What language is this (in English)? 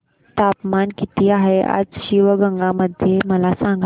Marathi